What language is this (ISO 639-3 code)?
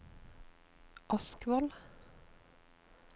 nor